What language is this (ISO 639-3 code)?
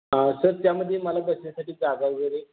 mar